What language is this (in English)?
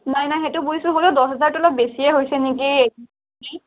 Assamese